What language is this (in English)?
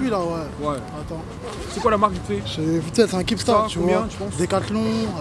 French